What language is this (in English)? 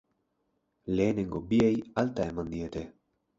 Basque